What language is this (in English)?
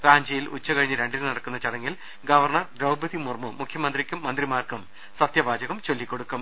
Malayalam